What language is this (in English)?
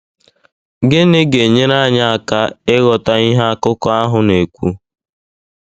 Igbo